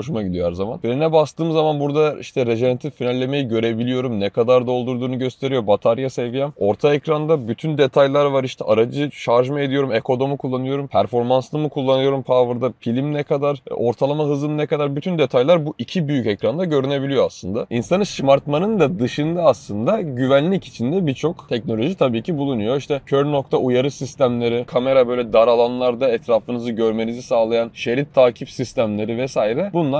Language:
Turkish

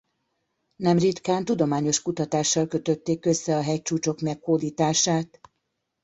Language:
Hungarian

